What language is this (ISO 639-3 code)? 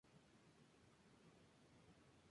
spa